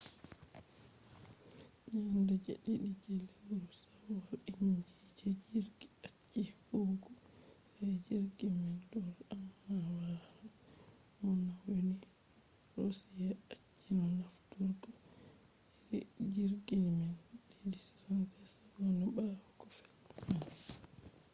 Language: Fula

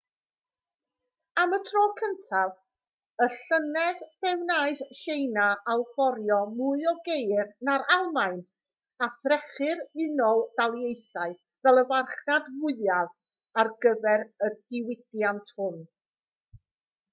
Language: Welsh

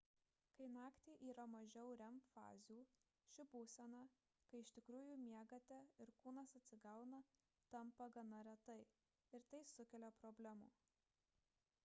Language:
Lithuanian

